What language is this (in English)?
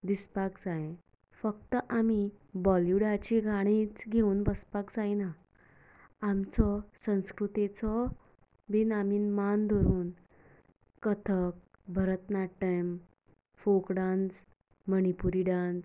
Konkani